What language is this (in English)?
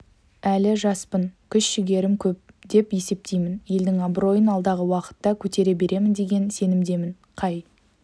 Kazakh